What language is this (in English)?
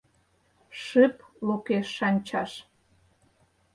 Mari